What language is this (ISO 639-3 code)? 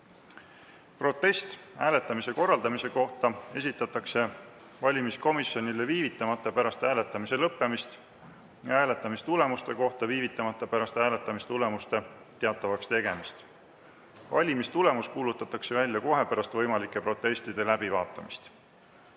est